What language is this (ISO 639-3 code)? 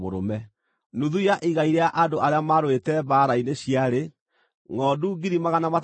kik